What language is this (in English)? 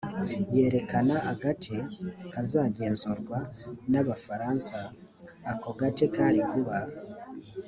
Kinyarwanda